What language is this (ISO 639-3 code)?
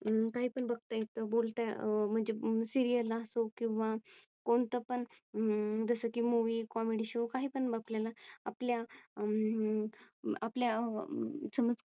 mar